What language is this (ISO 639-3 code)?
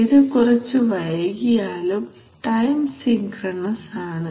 mal